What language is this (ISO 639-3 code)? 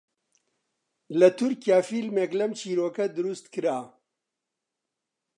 ckb